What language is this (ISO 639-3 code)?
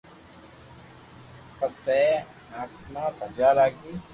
lrk